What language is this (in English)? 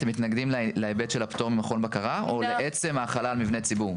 Hebrew